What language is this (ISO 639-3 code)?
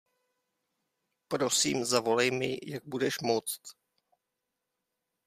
ces